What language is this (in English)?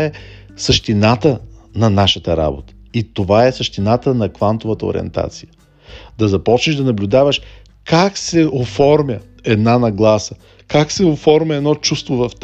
Bulgarian